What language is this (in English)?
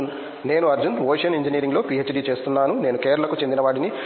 Telugu